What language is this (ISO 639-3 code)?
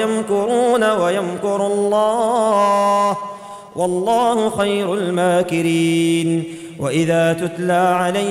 ara